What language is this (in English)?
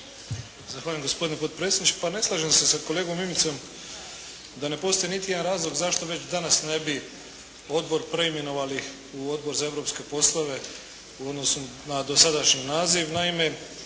Croatian